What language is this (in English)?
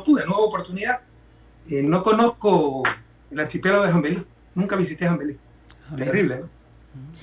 Spanish